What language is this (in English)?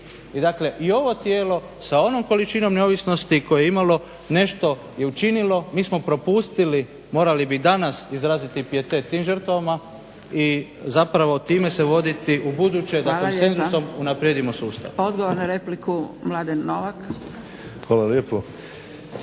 Croatian